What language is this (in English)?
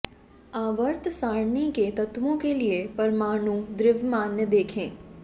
Hindi